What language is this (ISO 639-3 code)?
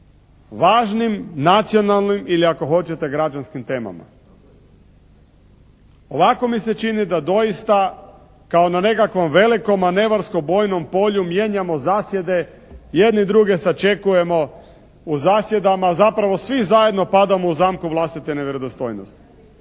hrv